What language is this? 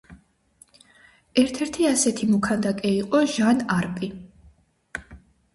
Georgian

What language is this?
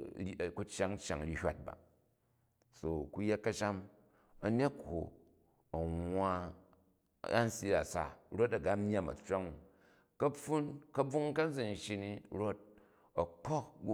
Jju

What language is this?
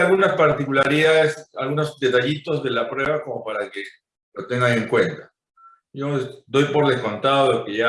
Spanish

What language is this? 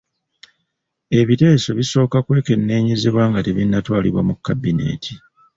Ganda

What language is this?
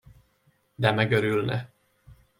Hungarian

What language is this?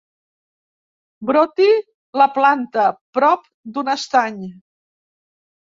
Catalan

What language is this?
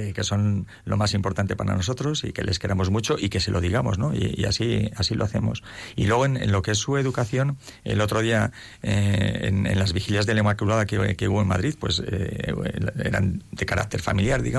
Spanish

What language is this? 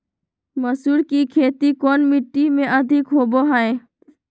Magahi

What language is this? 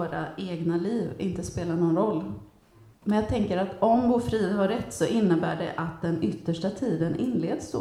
Swedish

